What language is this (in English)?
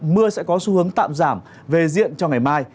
Vietnamese